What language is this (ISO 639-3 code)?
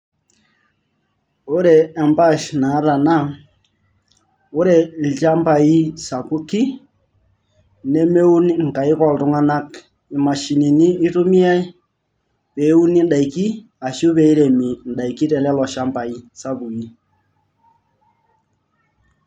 mas